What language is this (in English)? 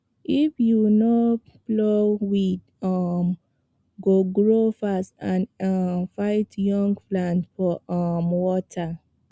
Nigerian Pidgin